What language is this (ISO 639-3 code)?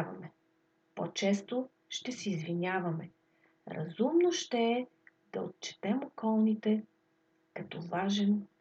bul